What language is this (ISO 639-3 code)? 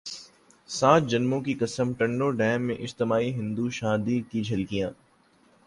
urd